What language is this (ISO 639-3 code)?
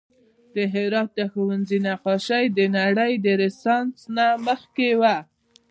pus